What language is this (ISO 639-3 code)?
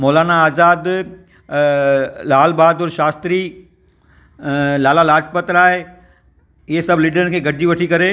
snd